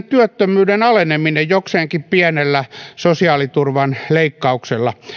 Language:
Finnish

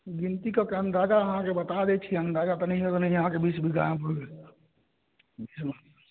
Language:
Maithili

